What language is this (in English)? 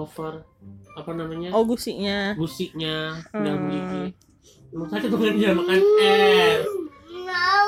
Indonesian